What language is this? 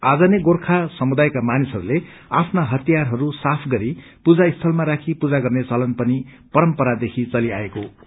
Nepali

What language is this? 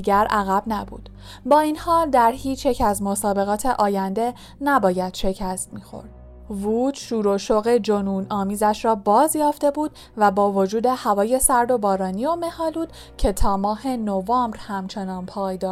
Persian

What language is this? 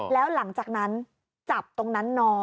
Thai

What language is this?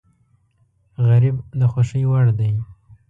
Pashto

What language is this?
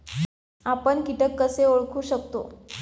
Marathi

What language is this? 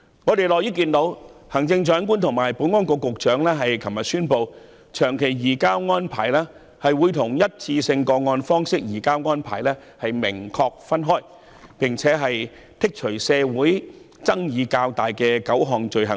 Cantonese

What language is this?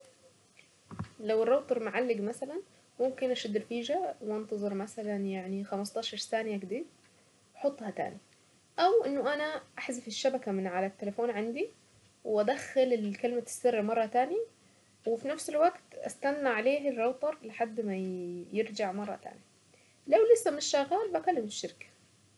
Saidi Arabic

